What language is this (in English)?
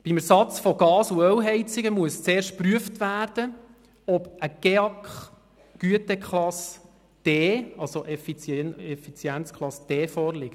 Swiss German